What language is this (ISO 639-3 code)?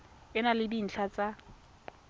tsn